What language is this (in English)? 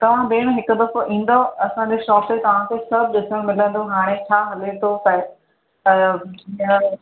Sindhi